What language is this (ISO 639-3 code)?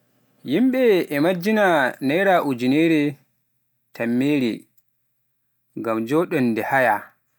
fuf